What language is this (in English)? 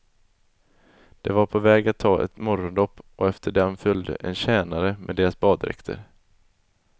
Swedish